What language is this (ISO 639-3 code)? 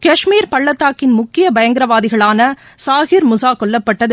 tam